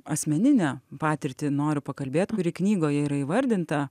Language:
Lithuanian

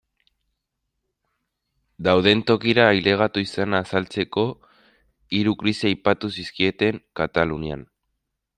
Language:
Basque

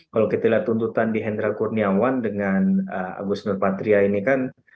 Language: Indonesian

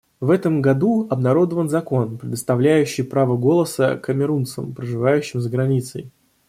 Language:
Russian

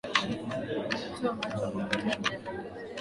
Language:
Swahili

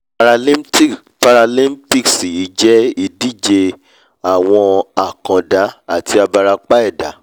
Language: Yoruba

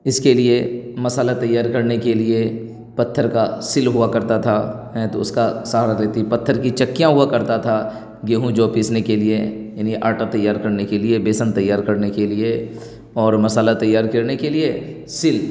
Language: Urdu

